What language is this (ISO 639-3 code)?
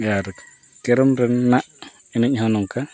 sat